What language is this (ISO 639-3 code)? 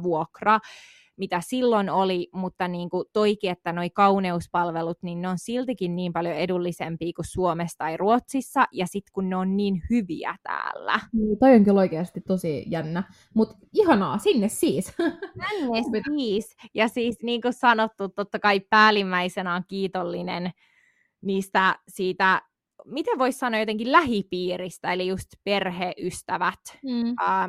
fin